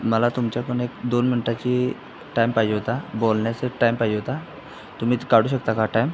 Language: Marathi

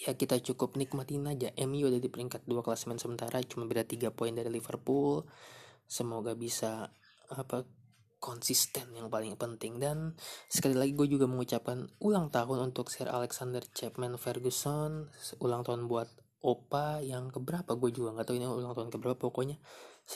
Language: Indonesian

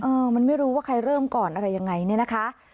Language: Thai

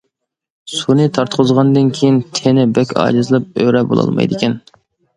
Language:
Uyghur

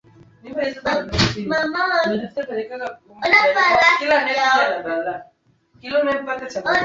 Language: Swahili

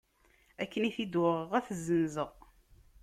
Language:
Kabyle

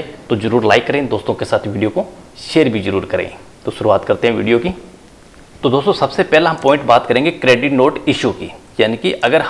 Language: Hindi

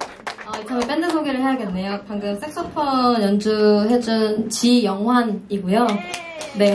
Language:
Korean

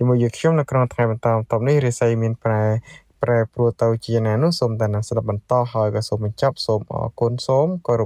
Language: Thai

